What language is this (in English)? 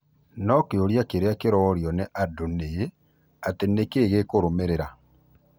Kikuyu